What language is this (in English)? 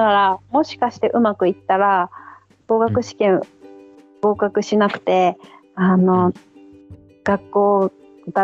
Japanese